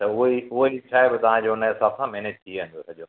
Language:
Sindhi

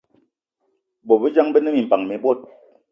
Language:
Eton (Cameroon)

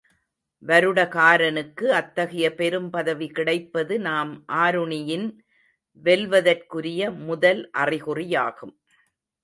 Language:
Tamil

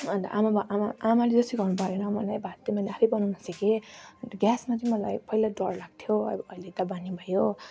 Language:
Nepali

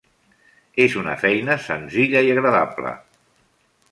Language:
Catalan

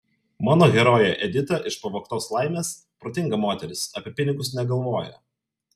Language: Lithuanian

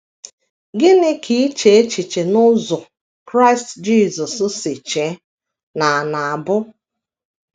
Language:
Igbo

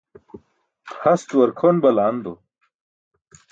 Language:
Burushaski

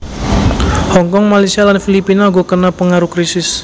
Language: Javanese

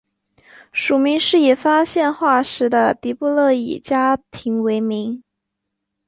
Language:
Chinese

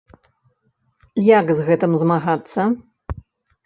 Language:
Belarusian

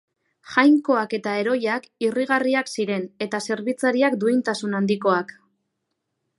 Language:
Basque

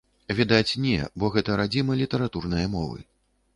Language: Belarusian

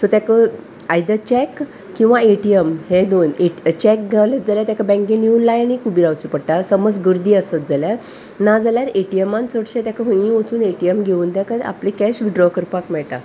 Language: Konkani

